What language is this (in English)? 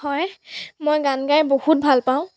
Assamese